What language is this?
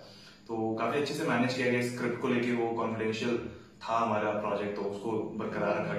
Hindi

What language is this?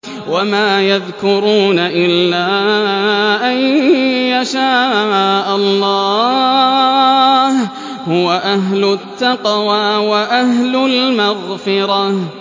Arabic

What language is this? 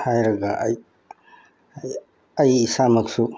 Manipuri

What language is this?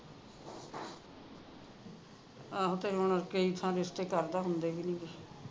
Punjabi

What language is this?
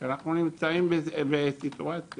Hebrew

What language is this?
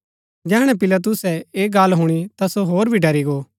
Gaddi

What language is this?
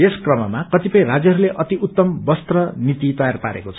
Nepali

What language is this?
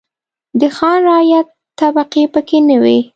Pashto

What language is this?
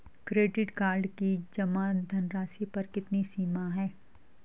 Hindi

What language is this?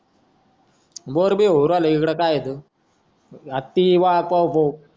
Marathi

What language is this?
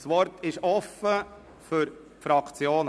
Swiss German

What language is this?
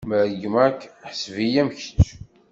Kabyle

